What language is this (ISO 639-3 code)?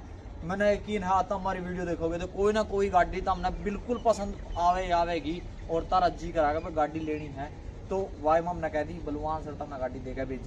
hin